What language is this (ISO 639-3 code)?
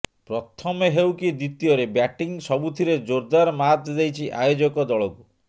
ori